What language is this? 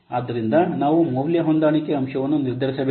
Kannada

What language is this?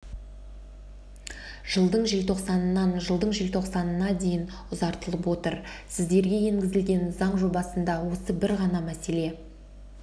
Kazakh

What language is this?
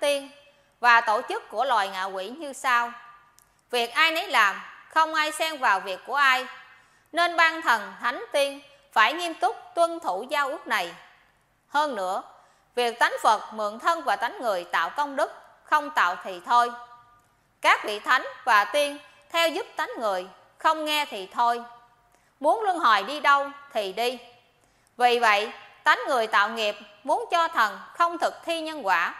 Vietnamese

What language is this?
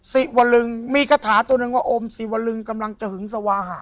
Thai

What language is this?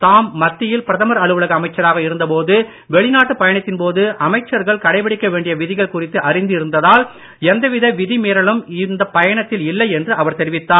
Tamil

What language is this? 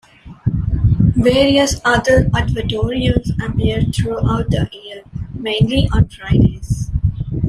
English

